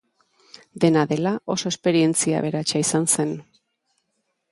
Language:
Basque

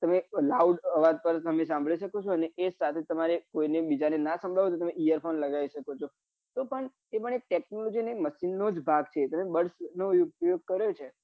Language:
Gujarati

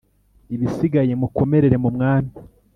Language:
Kinyarwanda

